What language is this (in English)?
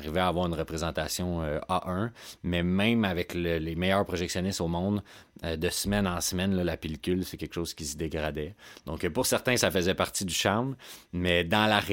French